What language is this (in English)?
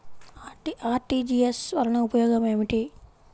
Telugu